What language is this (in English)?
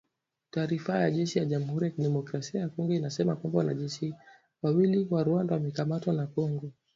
Swahili